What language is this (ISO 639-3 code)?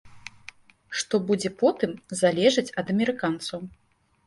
bel